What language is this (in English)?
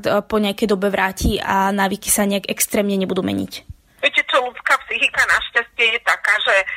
Slovak